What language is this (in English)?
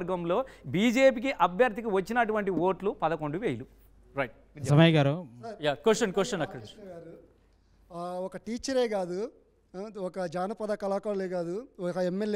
Telugu